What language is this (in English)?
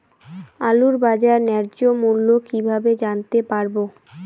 Bangla